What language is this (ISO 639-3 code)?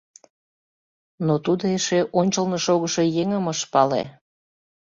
chm